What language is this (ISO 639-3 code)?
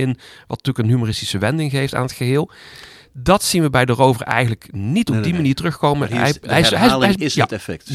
nld